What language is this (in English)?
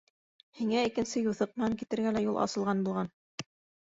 Bashkir